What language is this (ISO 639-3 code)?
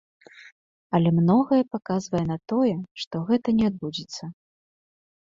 bel